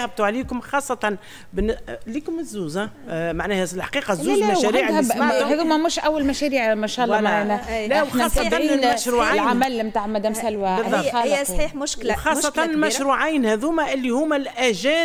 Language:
Arabic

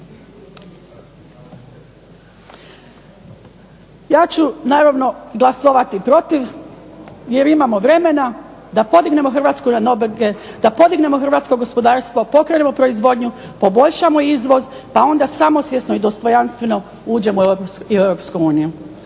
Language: Croatian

